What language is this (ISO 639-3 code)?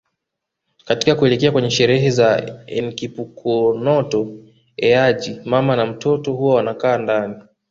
swa